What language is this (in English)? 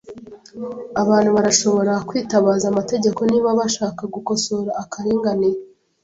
Kinyarwanda